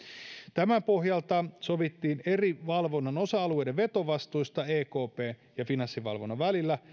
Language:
Finnish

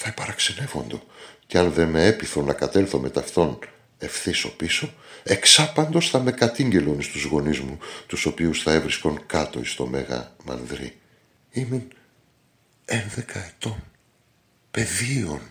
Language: Greek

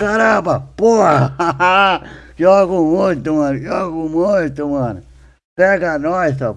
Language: Portuguese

